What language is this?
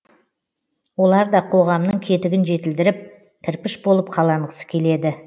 Kazakh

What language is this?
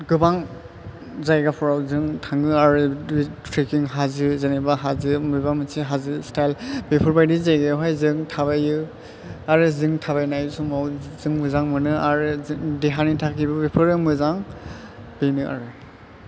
Bodo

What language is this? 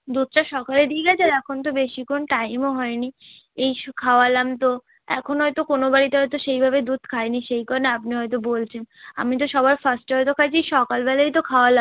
Bangla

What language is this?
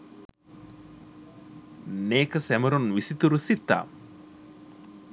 Sinhala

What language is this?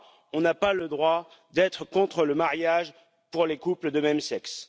French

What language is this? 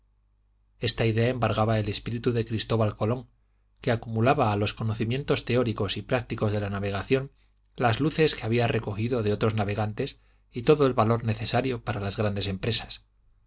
Spanish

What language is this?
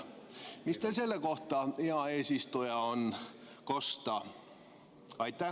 Estonian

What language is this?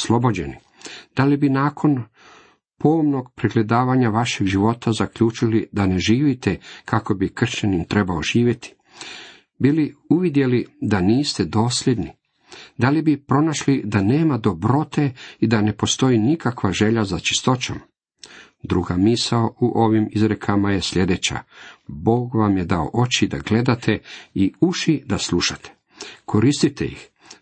Croatian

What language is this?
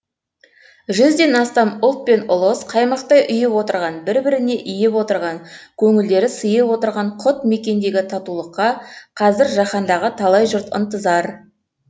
Kazakh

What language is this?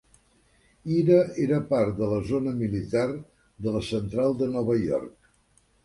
Catalan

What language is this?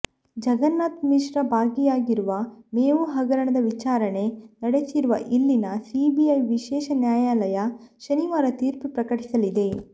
Kannada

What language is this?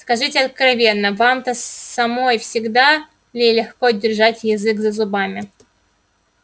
Russian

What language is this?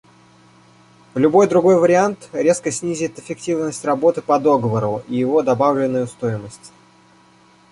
Russian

